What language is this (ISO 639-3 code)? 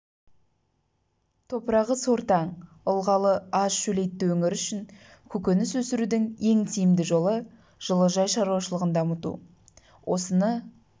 kaz